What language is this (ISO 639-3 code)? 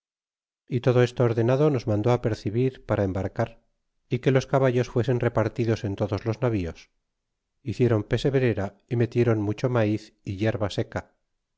spa